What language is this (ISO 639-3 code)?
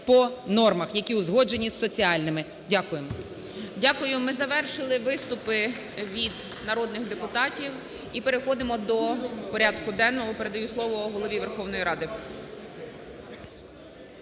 ukr